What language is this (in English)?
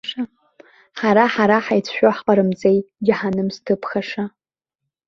Abkhazian